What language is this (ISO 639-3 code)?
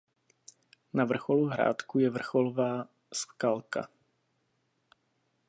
ces